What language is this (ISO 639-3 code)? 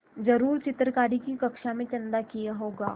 hin